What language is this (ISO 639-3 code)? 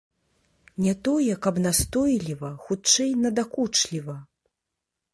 bel